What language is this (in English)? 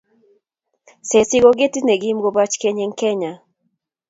Kalenjin